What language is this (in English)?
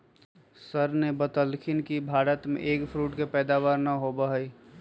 Magahi